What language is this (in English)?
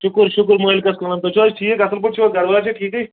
Kashmiri